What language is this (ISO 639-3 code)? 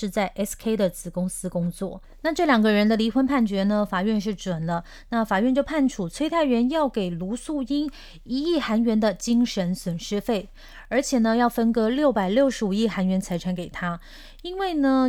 zho